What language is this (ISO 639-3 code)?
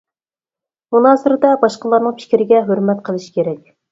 uig